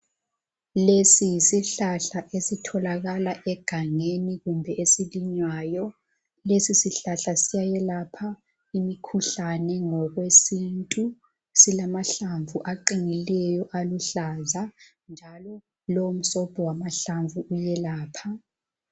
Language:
North Ndebele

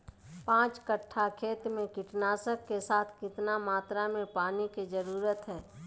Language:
Magahi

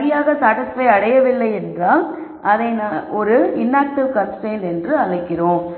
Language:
Tamil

